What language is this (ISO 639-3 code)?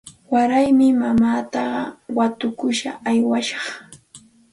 qxt